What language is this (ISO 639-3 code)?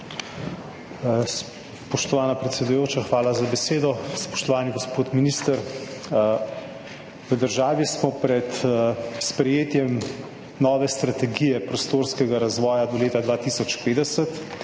slv